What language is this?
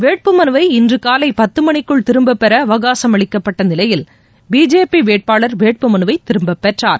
Tamil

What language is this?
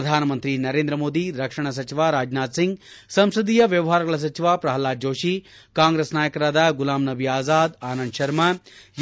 Kannada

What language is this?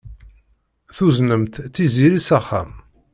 Kabyle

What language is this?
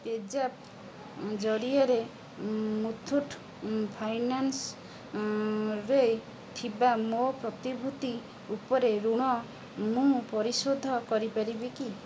Odia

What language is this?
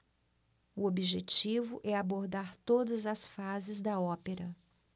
Portuguese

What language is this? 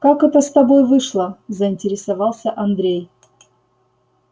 Russian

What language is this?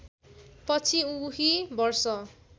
Nepali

